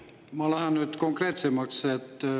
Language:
Estonian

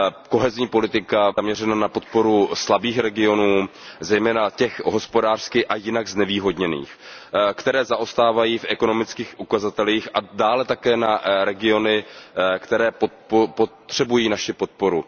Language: Czech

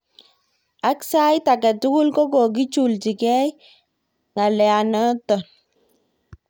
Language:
Kalenjin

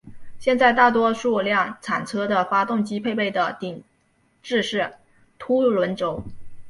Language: Chinese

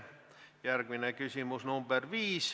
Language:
Estonian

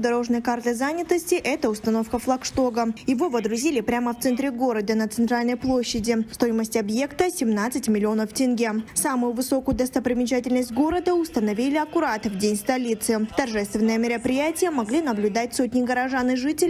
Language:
Russian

